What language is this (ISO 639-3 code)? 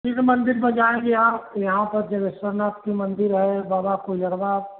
hin